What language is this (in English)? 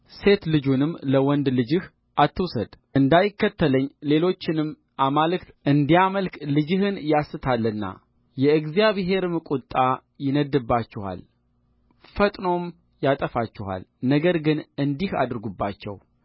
Amharic